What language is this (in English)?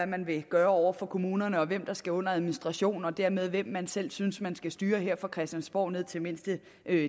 Danish